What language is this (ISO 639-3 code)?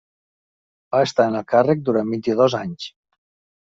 cat